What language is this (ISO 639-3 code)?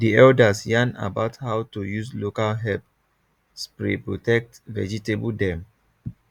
pcm